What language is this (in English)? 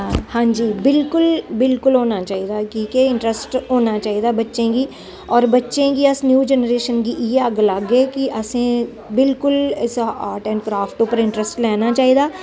Dogri